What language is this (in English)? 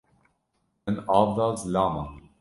Kurdish